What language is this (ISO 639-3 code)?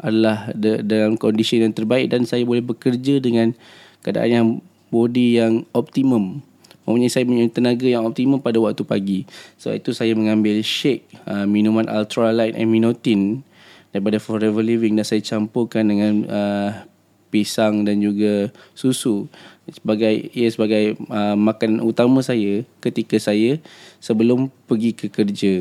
msa